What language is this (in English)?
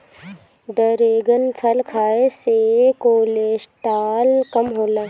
Bhojpuri